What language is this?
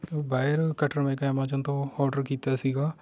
Punjabi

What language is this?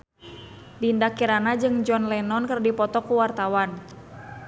Sundanese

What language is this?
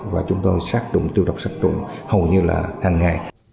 Vietnamese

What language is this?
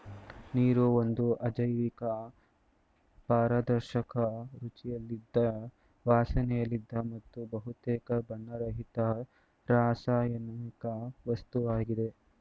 Kannada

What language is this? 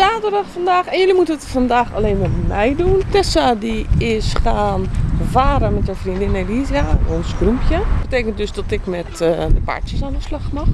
Dutch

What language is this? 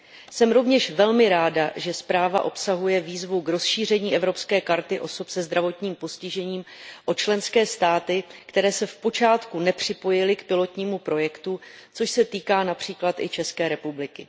Czech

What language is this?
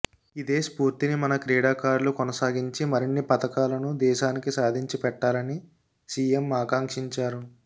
Telugu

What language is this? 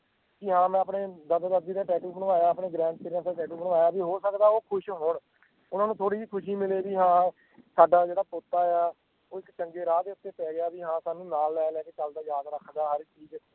Punjabi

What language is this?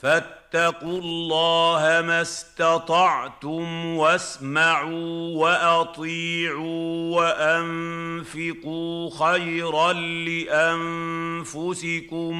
Arabic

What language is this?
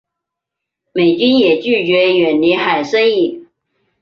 Chinese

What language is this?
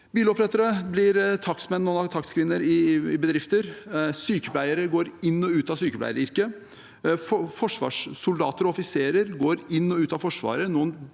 Norwegian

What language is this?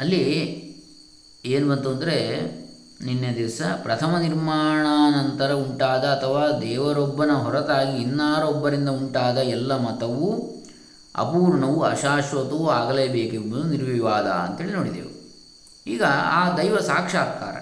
Kannada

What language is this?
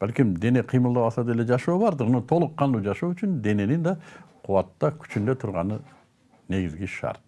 Turkish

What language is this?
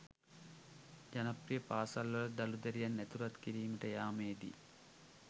Sinhala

